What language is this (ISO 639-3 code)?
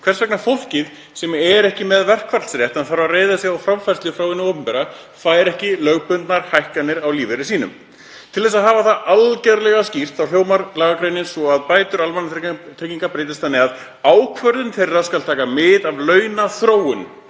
isl